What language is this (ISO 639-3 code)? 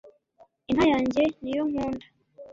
kin